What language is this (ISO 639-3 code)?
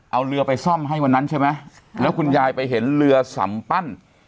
tha